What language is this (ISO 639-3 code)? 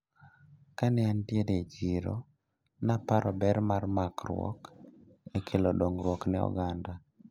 luo